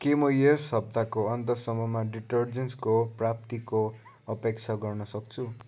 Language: Nepali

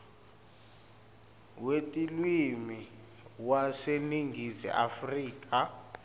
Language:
Swati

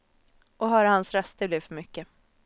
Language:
Swedish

